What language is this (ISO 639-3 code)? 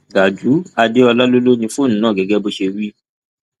yor